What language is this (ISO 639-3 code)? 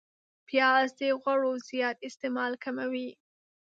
pus